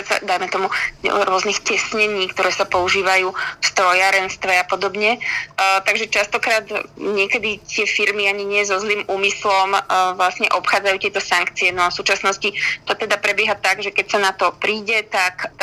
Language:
Slovak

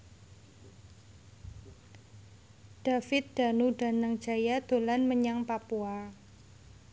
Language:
Javanese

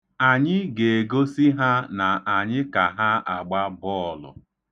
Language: Igbo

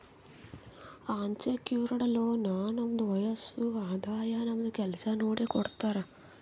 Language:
Kannada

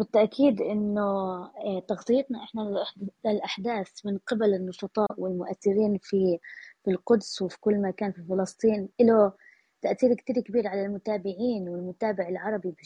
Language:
Arabic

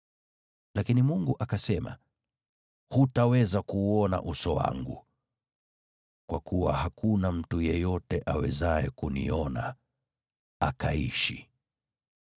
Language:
Swahili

